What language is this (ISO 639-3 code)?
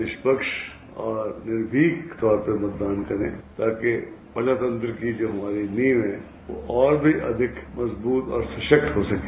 hin